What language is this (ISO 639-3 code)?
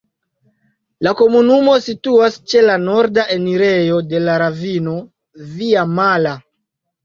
epo